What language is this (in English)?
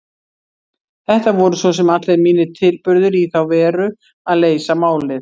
Icelandic